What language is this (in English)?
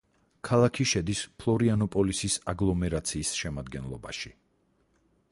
Georgian